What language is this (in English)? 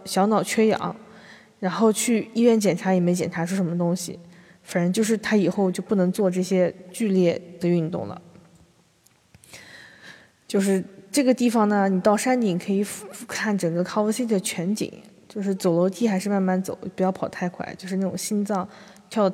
Chinese